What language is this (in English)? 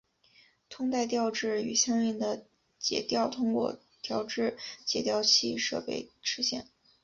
Chinese